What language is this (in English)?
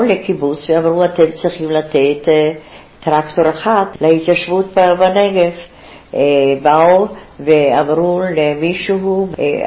Hebrew